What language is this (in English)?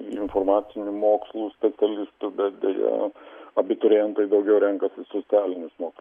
Lithuanian